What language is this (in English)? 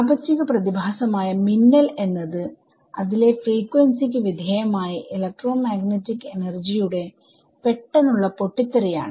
Malayalam